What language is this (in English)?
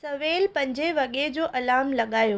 Sindhi